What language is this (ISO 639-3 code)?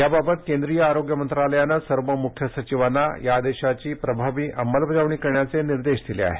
mar